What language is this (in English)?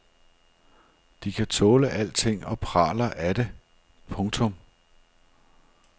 Danish